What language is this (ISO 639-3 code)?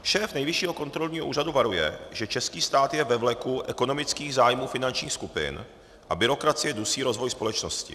ces